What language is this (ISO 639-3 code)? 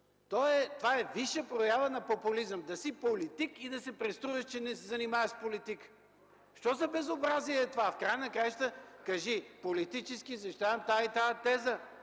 bul